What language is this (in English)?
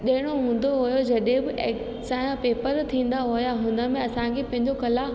Sindhi